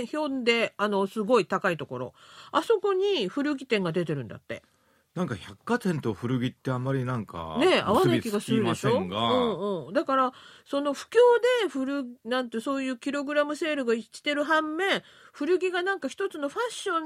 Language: Japanese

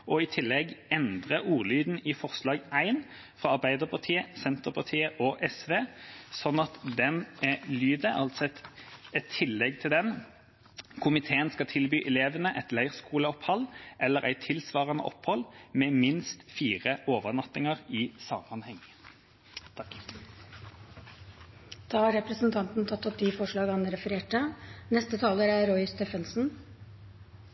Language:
Norwegian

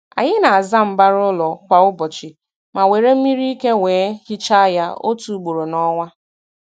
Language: Igbo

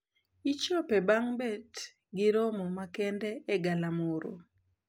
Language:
Luo (Kenya and Tanzania)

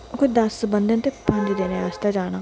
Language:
Dogri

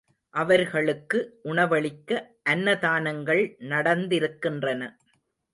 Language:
Tamil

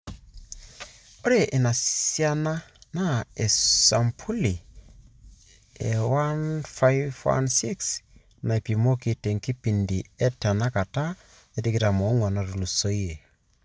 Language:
Masai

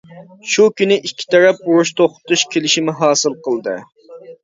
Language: Uyghur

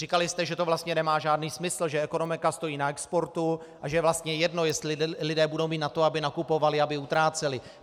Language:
Czech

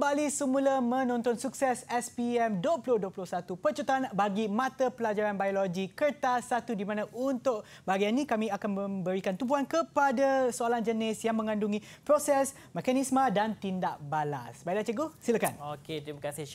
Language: Malay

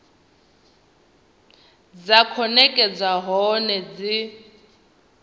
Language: Venda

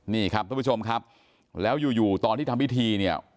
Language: Thai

